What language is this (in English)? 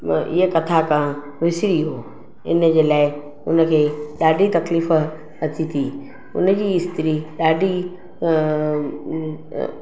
Sindhi